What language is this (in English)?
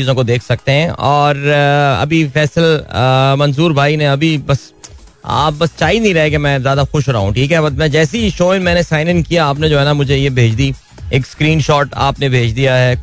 Hindi